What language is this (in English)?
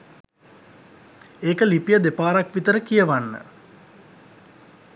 Sinhala